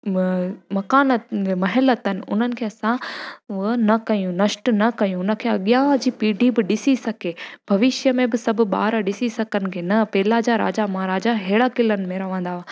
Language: Sindhi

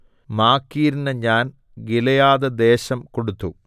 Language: Malayalam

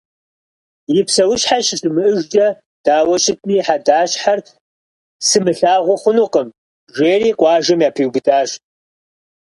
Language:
Kabardian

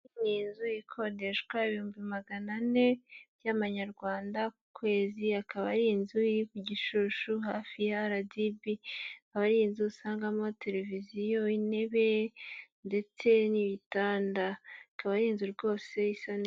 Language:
Kinyarwanda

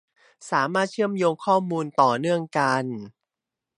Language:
Thai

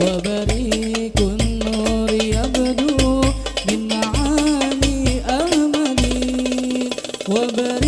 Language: Arabic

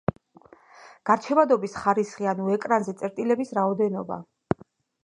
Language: Georgian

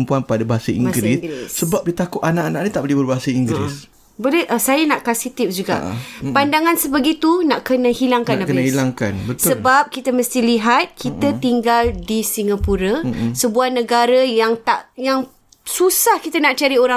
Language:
Malay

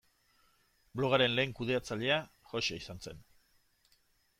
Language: Basque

